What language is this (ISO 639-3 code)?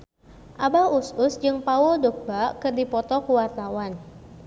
sun